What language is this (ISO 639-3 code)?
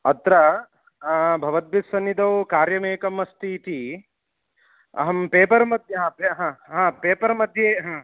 san